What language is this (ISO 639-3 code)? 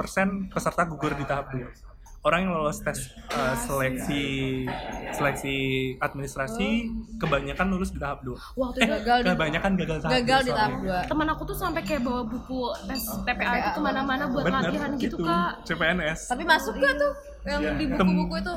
ind